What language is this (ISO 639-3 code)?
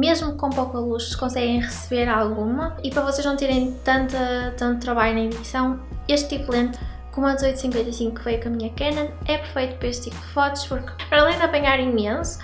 por